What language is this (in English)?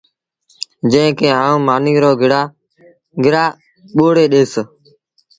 Sindhi Bhil